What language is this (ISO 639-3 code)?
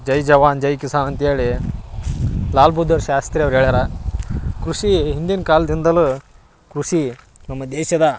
kan